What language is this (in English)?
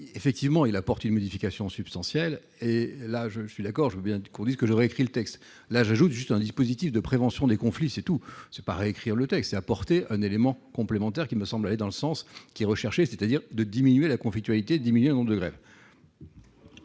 French